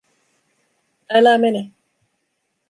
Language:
Finnish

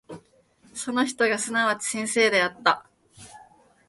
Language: Japanese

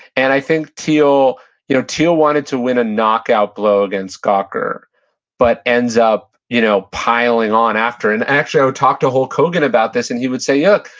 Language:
English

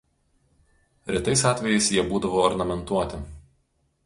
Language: Lithuanian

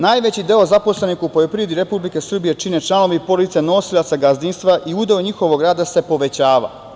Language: Serbian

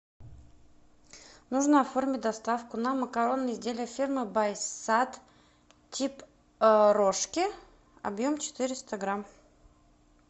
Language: Russian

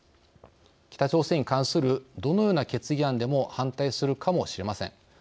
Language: Japanese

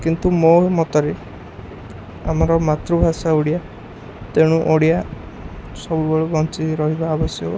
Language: Odia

